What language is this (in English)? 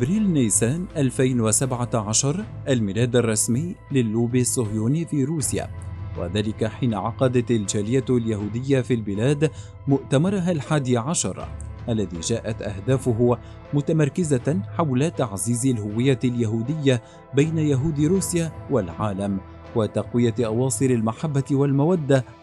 Arabic